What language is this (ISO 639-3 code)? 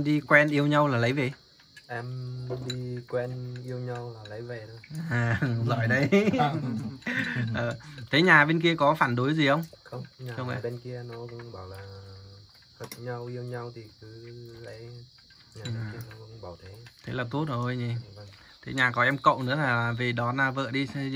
vie